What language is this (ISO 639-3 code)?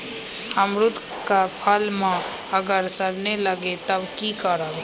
mag